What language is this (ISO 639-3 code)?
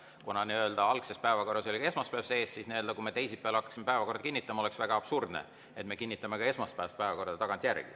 est